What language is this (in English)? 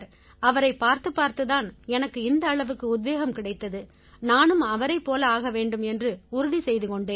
Tamil